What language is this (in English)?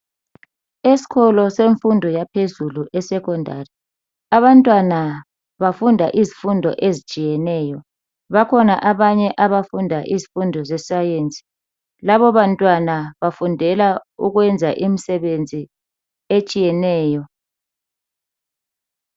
North Ndebele